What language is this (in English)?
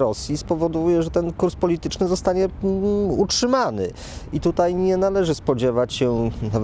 Polish